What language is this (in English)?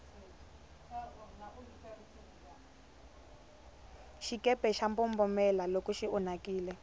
Tsonga